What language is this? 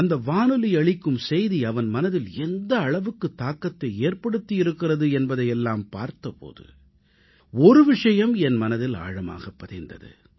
Tamil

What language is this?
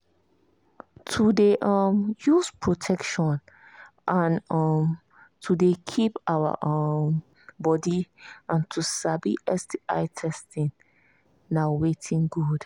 Nigerian Pidgin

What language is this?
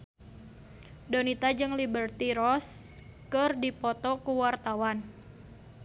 Sundanese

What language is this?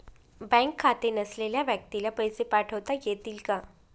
Marathi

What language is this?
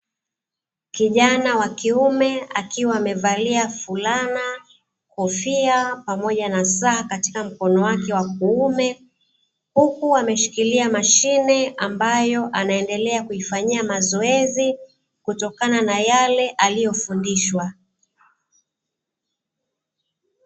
Swahili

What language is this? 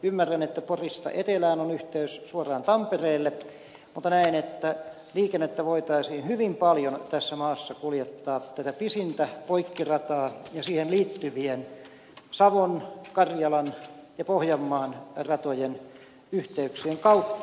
Finnish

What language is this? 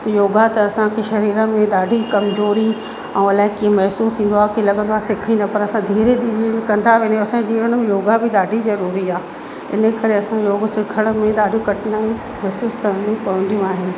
Sindhi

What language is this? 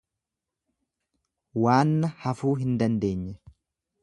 Oromo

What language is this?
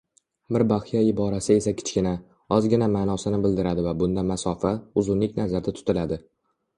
Uzbek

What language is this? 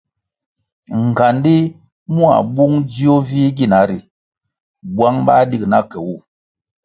Kwasio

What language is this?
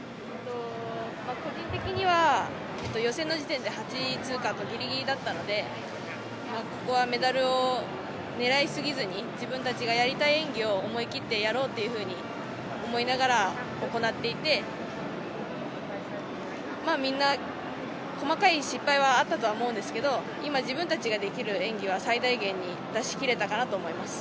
Japanese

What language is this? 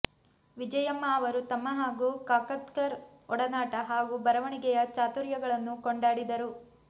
Kannada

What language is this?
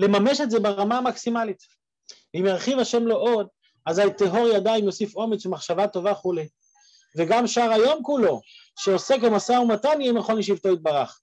Hebrew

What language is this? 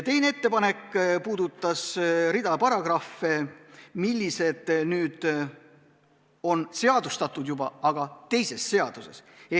Estonian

